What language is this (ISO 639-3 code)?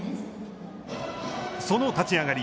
jpn